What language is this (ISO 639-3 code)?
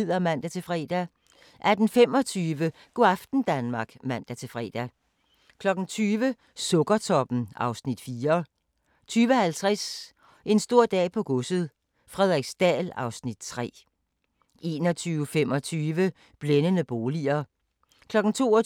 dan